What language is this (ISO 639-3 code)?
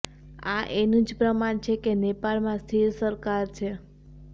guj